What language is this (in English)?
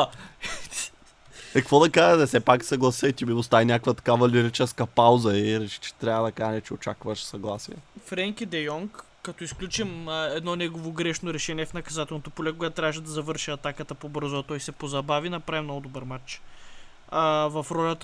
Bulgarian